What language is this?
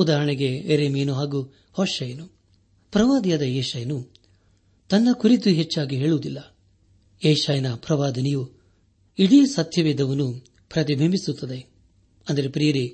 Kannada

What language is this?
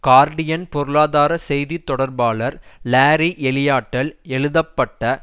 Tamil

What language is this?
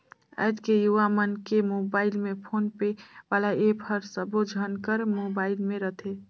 Chhattisgarhi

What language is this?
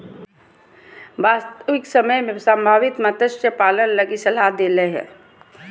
Magahi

